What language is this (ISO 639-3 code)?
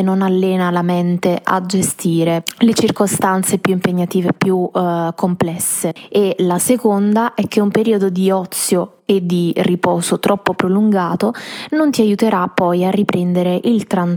ita